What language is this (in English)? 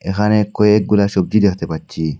Bangla